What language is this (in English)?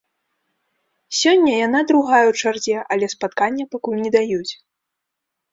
Belarusian